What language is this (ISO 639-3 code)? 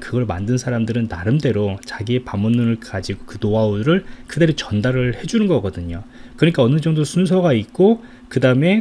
kor